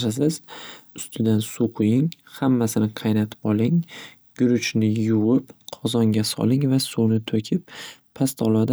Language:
Uzbek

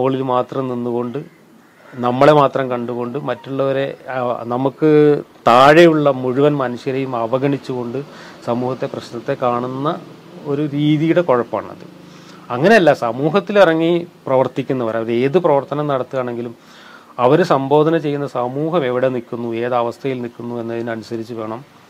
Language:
Malayalam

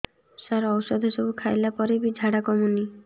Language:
Odia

